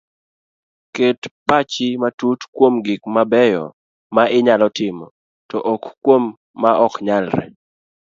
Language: Luo (Kenya and Tanzania)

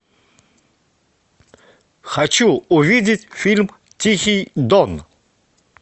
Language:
Russian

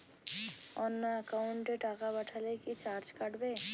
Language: Bangla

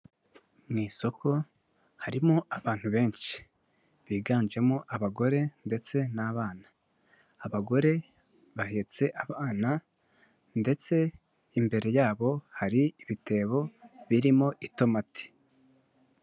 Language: Kinyarwanda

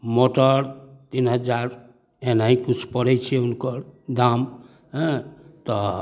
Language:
Maithili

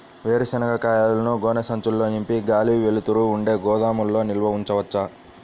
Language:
Telugu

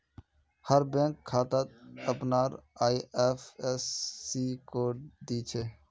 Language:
Magahi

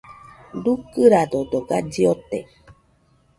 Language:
Nüpode Huitoto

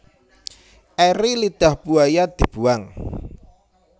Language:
Javanese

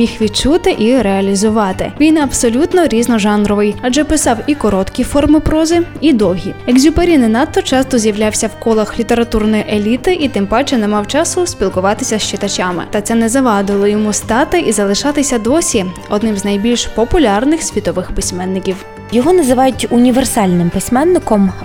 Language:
Ukrainian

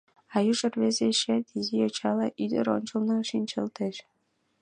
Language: Mari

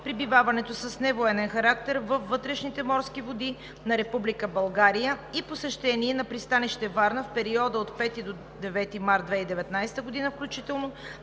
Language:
Bulgarian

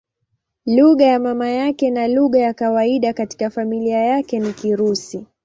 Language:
Swahili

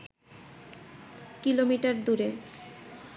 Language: Bangla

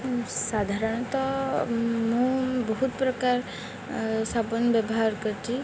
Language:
Odia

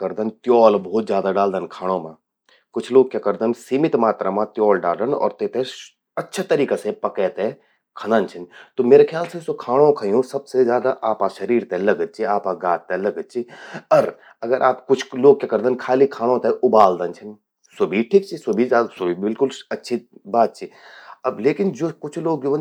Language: Garhwali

